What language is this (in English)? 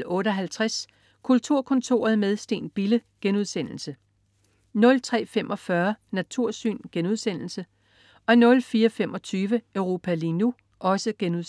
Danish